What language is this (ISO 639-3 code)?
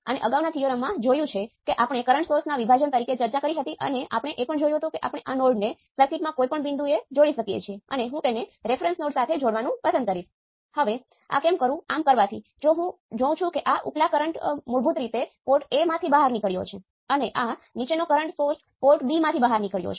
guj